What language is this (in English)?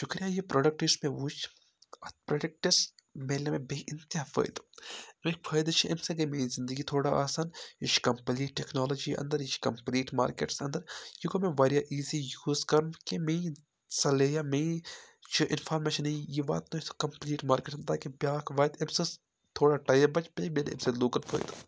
Kashmiri